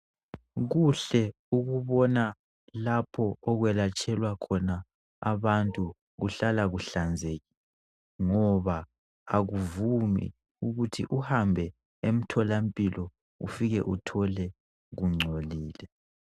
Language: North Ndebele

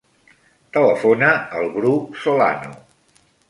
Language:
Catalan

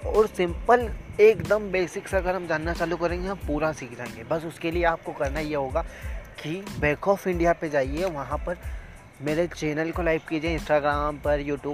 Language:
Hindi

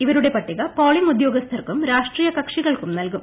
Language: Malayalam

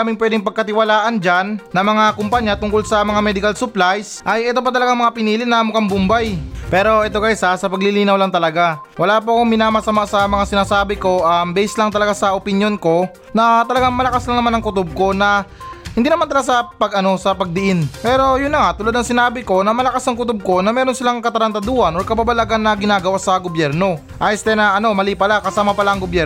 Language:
Filipino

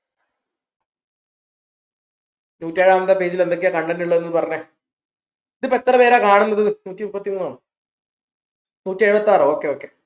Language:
Malayalam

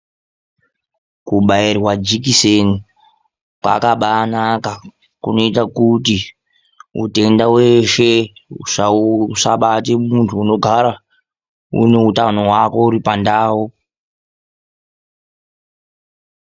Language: Ndau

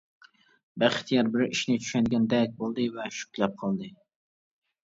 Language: Uyghur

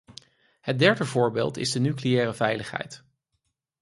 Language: Dutch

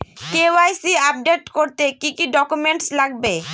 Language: Bangla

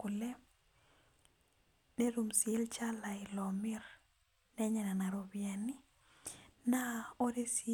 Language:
Masai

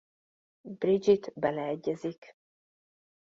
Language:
Hungarian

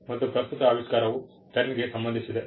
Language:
Kannada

